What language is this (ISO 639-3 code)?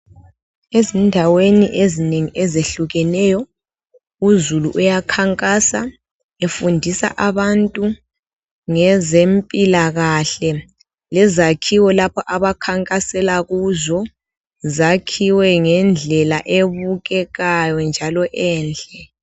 nde